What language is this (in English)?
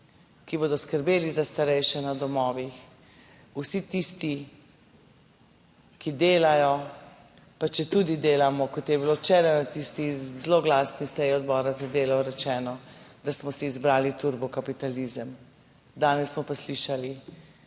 Slovenian